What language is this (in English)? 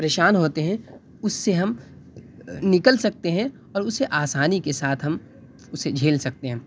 Urdu